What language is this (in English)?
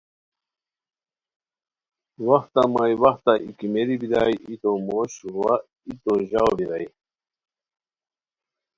Khowar